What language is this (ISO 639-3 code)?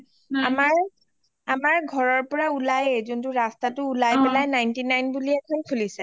asm